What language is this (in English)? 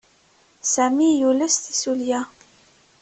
Kabyle